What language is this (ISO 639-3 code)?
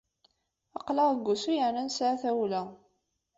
kab